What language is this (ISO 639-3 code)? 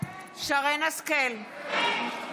heb